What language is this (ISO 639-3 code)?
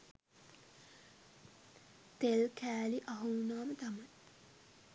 sin